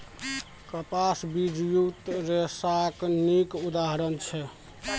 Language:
Maithili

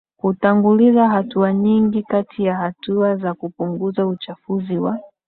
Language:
Swahili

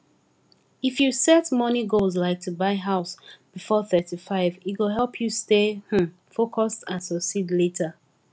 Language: Nigerian Pidgin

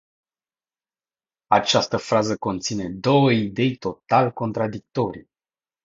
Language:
Romanian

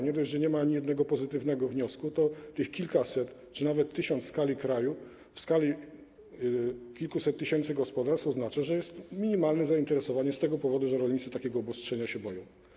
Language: Polish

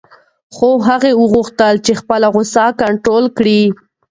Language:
Pashto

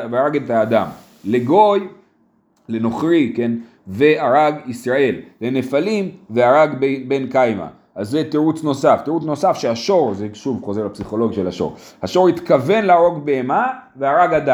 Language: Hebrew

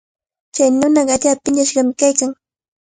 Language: Cajatambo North Lima Quechua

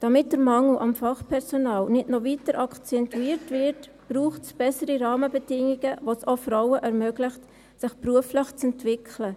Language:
Swiss German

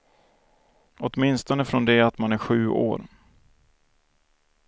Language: Swedish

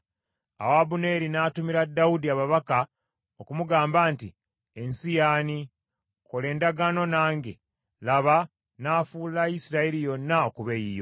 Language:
Ganda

